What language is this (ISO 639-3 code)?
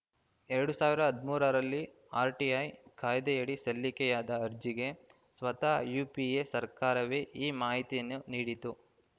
kan